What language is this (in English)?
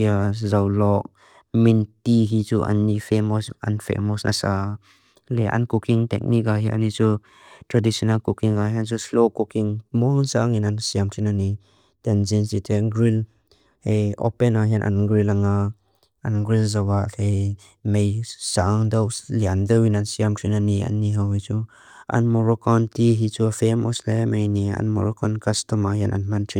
Mizo